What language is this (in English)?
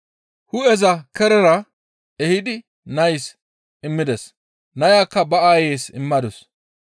Gamo